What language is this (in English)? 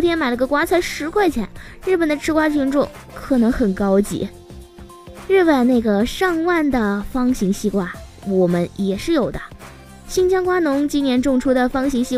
Chinese